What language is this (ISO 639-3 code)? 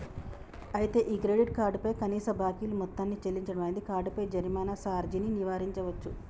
tel